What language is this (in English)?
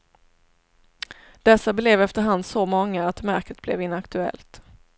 Swedish